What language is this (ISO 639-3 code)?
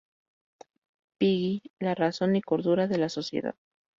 spa